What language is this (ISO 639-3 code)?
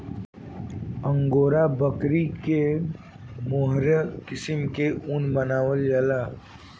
bho